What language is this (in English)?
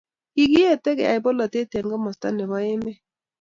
Kalenjin